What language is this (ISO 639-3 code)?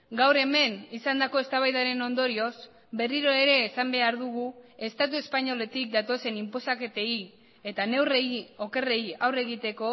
eus